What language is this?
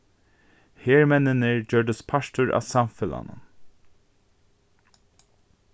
Faroese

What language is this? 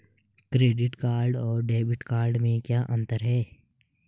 Hindi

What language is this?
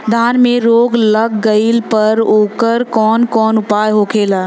Bhojpuri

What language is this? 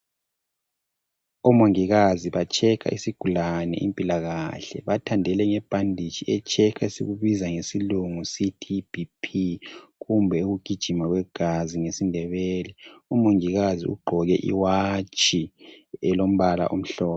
North Ndebele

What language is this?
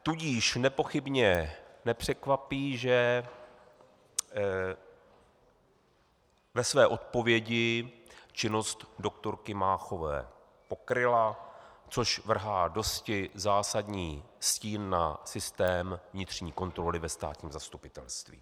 Czech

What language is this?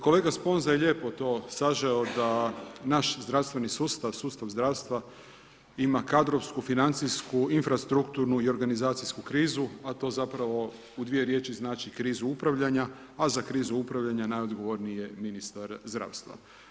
Croatian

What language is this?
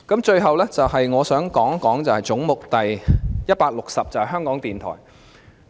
Cantonese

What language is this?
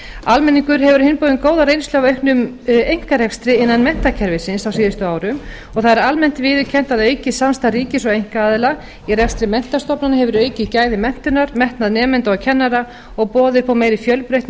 Icelandic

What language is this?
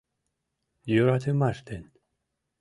Mari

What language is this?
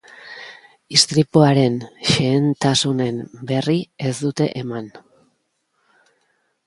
Basque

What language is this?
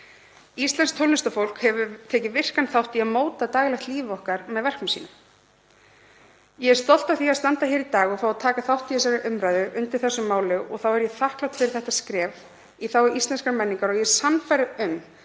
Icelandic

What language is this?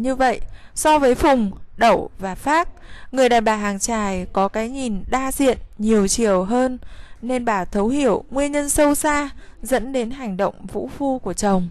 Vietnamese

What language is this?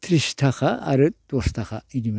Bodo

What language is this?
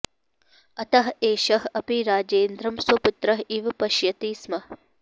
Sanskrit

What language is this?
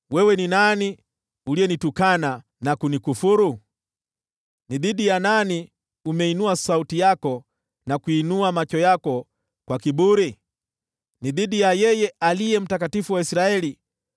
Swahili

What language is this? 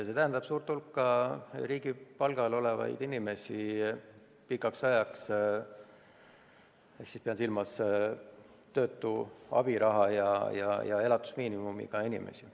Estonian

